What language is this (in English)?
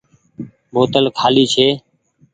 Goaria